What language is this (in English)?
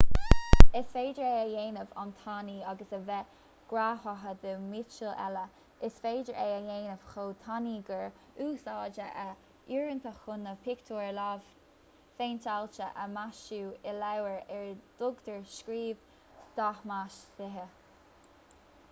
Irish